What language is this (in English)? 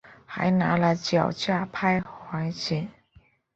Chinese